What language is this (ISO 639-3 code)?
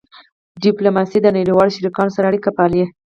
pus